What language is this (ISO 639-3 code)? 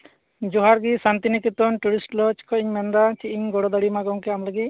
sat